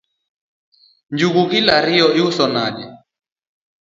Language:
Luo (Kenya and Tanzania)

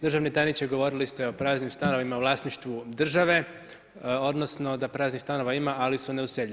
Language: Croatian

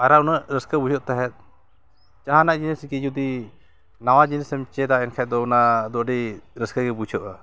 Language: Santali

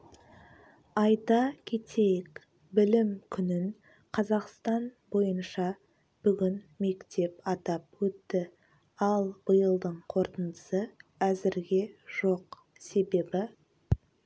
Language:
Kazakh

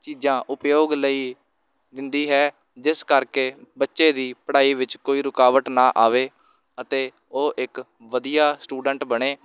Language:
Punjabi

